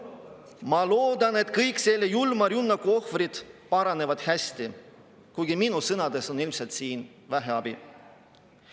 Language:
Estonian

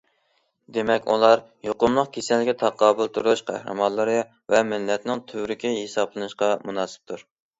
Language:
Uyghur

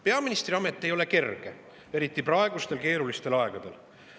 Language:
Estonian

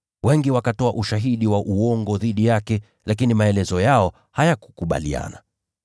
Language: Swahili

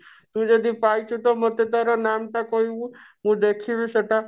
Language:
Odia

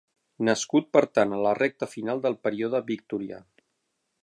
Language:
Catalan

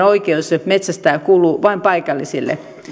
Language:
Finnish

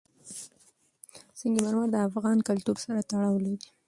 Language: Pashto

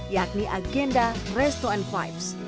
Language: Indonesian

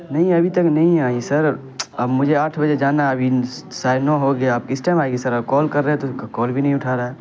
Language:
Urdu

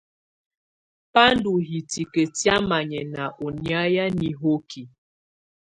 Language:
Tunen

